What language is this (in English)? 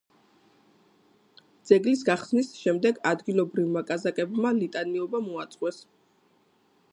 Georgian